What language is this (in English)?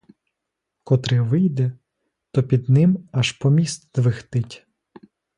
Ukrainian